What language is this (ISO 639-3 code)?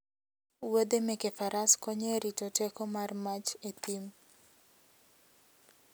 luo